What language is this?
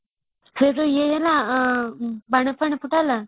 Odia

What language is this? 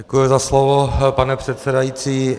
Czech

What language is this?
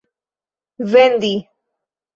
Esperanto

